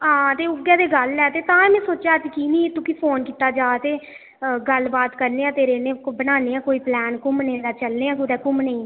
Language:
Dogri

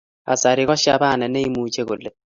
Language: Kalenjin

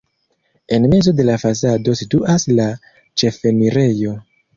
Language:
Esperanto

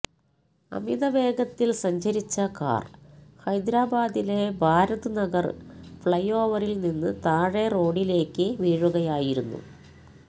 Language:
Malayalam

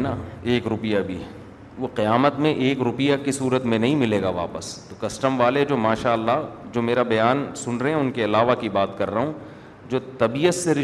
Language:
Urdu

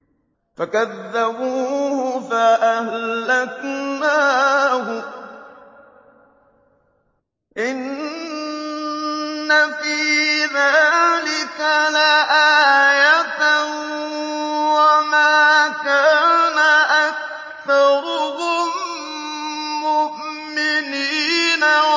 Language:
Arabic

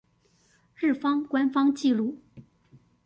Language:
Chinese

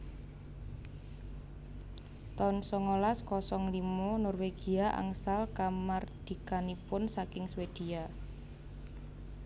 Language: Javanese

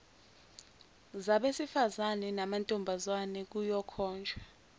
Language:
Zulu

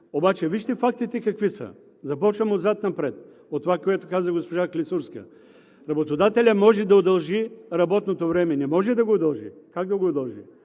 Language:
Bulgarian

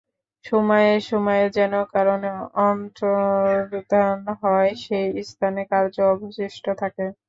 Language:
Bangla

